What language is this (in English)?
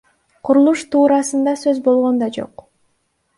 Kyrgyz